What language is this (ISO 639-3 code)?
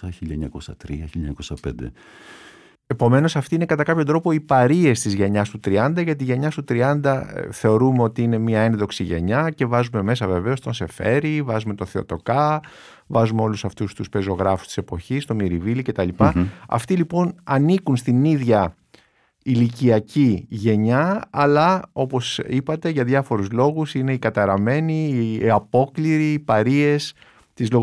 ell